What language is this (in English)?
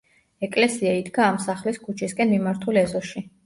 Georgian